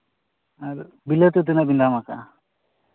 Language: Santali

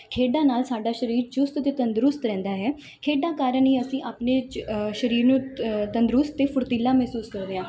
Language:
Punjabi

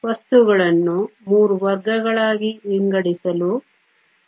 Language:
Kannada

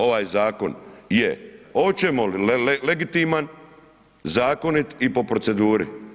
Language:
Croatian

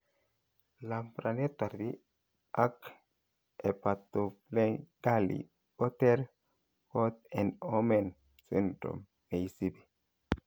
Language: Kalenjin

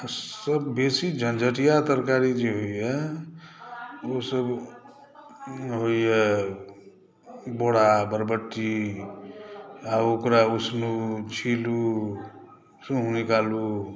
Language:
Maithili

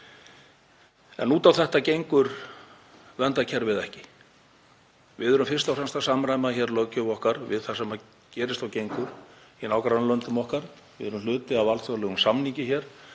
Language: Icelandic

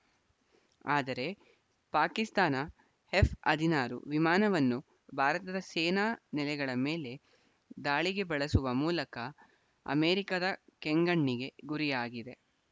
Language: Kannada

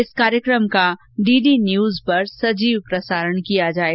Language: Hindi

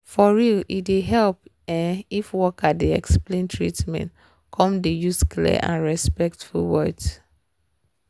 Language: Nigerian Pidgin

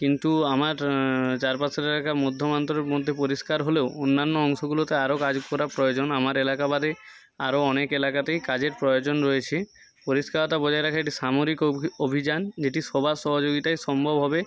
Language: Bangla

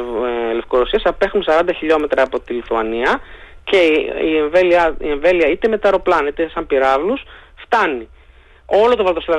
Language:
Greek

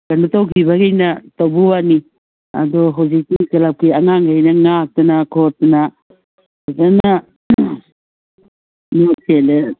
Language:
Manipuri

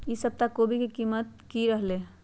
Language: Magahi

